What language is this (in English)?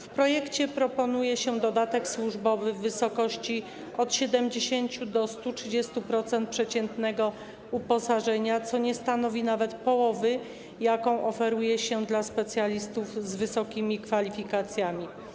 Polish